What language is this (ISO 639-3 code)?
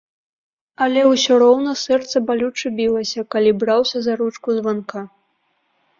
bel